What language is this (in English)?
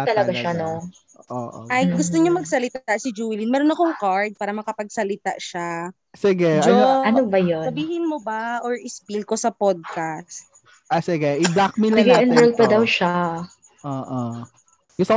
Filipino